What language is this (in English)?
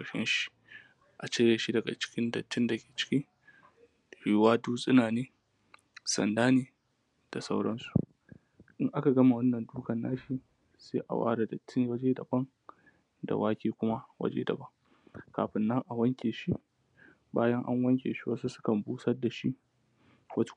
Hausa